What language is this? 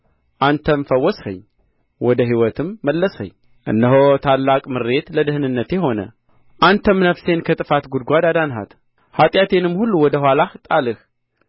Amharic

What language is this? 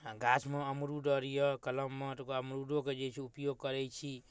Maithili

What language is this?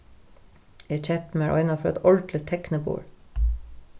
Faroese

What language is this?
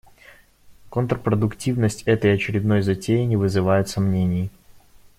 Russian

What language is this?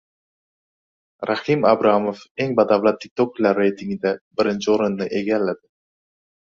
Uzbek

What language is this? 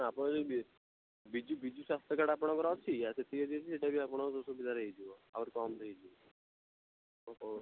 Odia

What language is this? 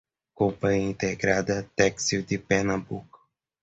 Portuguese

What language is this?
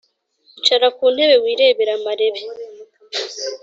Kinyarwanda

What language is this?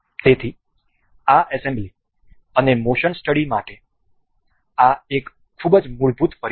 Gujarati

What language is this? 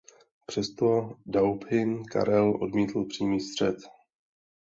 Czech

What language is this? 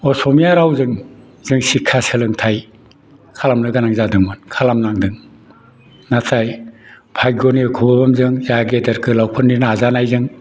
Bodo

